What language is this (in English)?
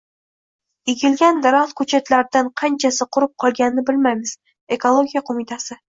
Uzbek